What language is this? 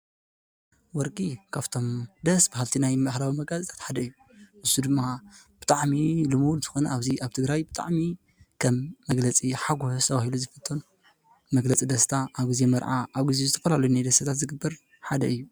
Tigrinya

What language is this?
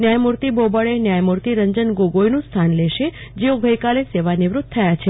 Gujarati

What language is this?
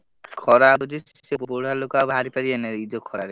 Odia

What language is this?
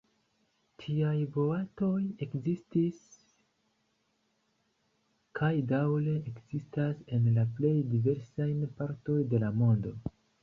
Esperanto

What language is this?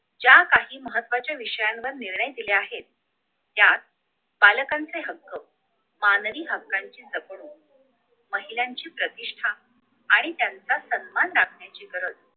Marathi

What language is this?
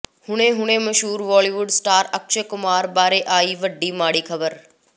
Punjabi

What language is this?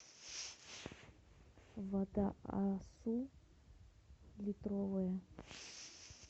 Russian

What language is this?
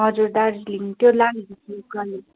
Nepali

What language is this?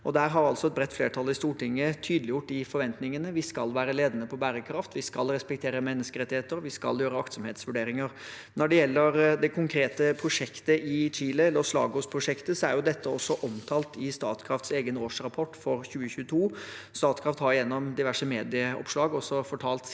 Norwegian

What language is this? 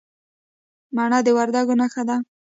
Pashto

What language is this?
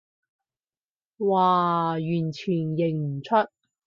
Cantonese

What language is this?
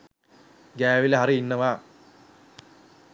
Sinhala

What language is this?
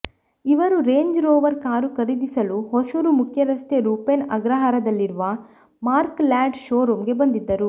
Kannada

